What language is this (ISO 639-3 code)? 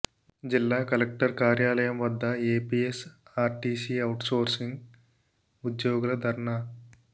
tel